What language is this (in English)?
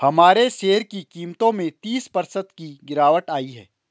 Hindi